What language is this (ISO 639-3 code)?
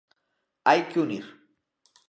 glg